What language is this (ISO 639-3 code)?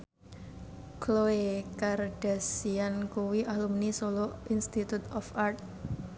jav